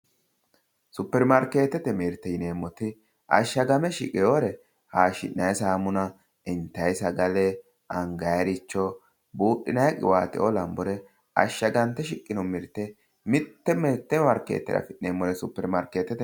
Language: Sidamo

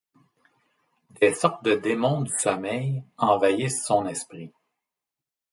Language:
French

